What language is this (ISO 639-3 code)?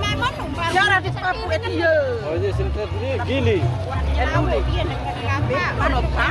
ind